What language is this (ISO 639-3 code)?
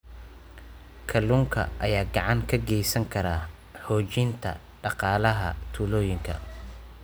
som